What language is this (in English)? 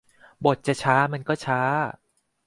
Thai